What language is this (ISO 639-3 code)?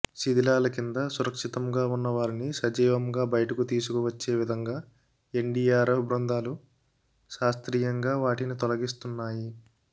tel